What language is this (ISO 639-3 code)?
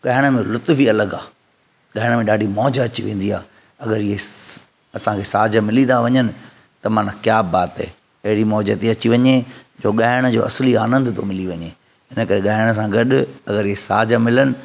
snd